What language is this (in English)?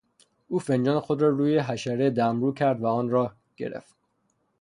Persian